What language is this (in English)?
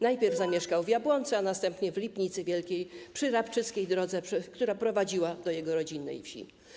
Polish